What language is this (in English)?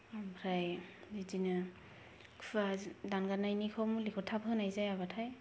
Bodo